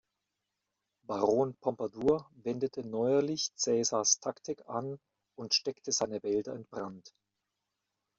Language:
German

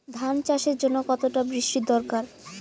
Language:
Bangla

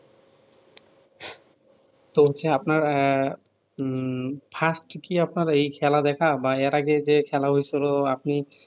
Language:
Bangla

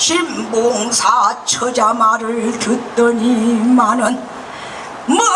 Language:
Korean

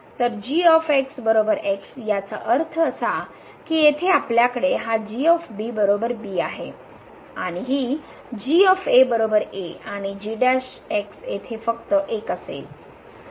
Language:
Marathi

